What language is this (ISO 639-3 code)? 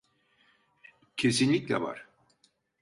tur